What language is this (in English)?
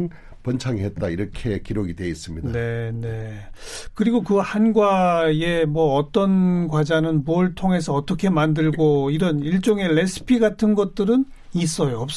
Korean